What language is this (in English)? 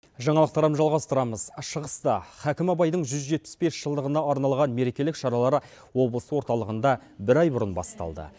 Kazakh